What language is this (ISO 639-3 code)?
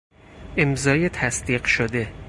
fas